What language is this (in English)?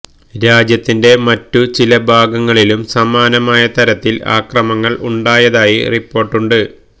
Malayalam